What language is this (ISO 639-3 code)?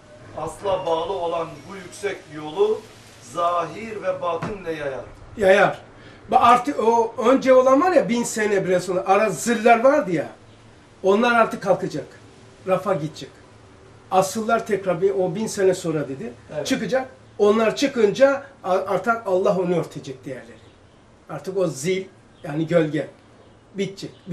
tur